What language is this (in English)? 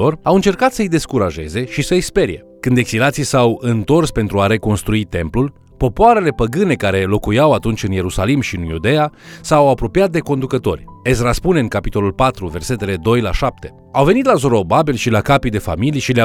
Romanian